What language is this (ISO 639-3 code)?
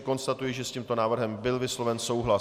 ces